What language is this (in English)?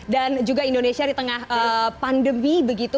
Indonesian